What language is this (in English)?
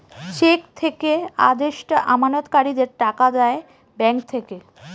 Bangla